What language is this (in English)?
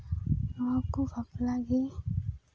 Santali